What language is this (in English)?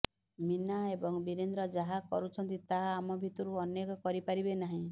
Odia